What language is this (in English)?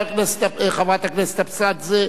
Hebrew